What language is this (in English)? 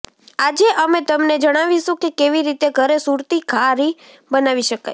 Gujarati